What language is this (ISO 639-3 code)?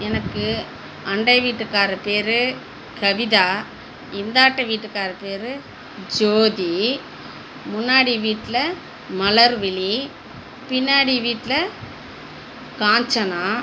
tam